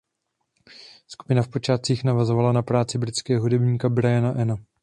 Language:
Czech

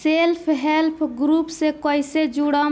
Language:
Bhojpuri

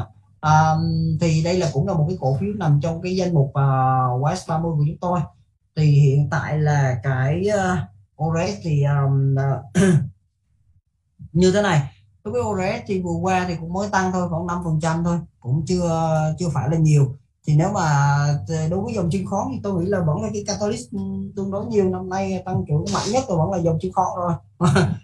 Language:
Vietnamese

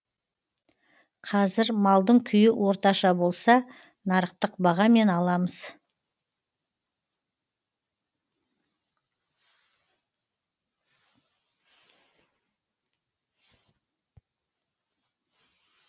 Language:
Kazakh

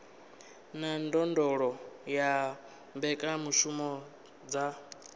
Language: Venda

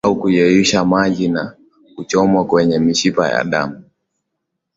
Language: Swahili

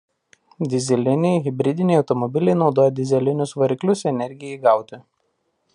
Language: Lithuanian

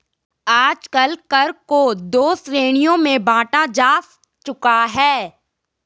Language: Hindi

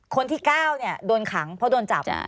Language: Thai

